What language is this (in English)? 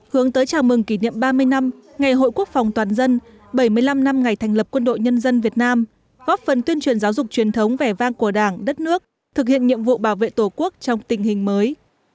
Vietnamese